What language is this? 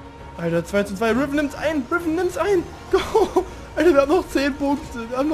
German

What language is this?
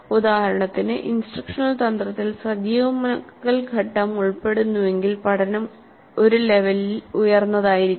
Malayalam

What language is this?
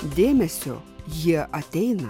Lithuanian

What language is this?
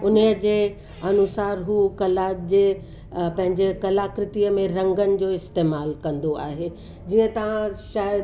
Sindhi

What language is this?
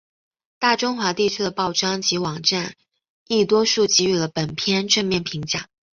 Chinese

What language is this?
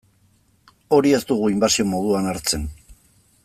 Basque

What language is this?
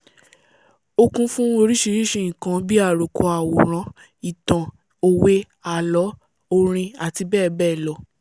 Yoruba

